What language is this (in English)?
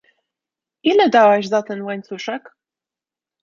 Polish